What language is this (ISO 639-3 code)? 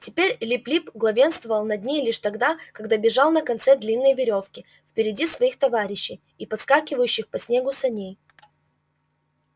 rus